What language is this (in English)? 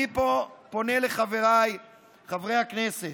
Hebrew